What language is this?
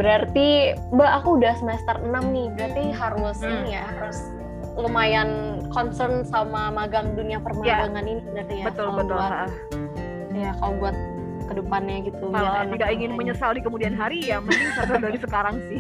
Indonesian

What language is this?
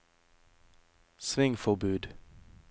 Norwegian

